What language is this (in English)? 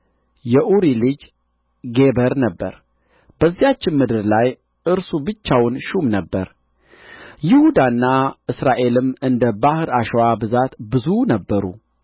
Amharic